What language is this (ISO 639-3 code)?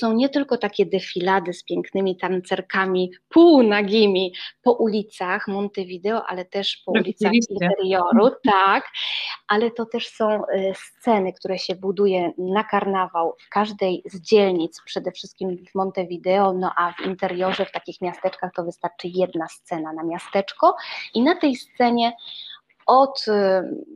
pol